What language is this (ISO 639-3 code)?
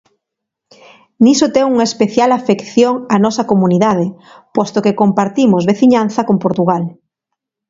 glg